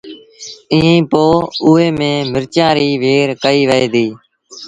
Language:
Sindhi Bhil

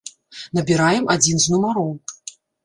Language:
Belarusian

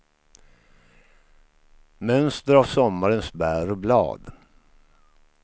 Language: Swedish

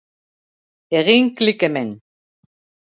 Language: Basque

